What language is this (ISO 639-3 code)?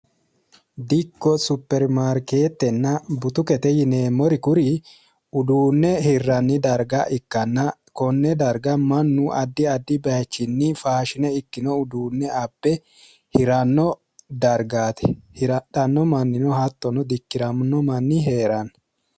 sid